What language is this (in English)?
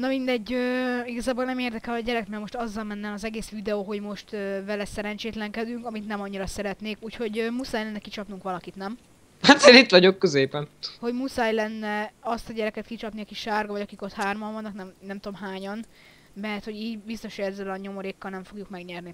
Hungarian